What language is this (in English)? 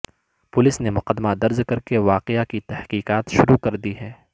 Urdu